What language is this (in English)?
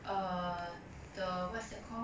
English